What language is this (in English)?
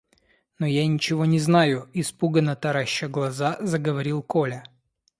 Russian